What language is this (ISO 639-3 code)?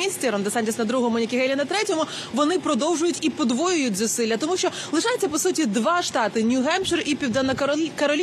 ukr